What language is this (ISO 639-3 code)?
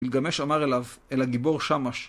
heb